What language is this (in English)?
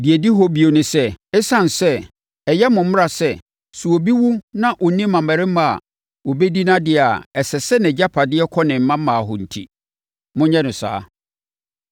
Akan